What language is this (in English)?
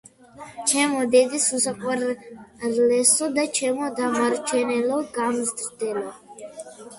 Georgian